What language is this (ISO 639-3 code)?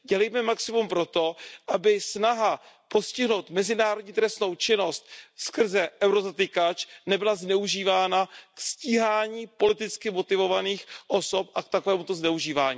ces